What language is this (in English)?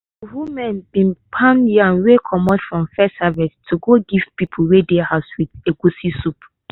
Nigerian Pidgin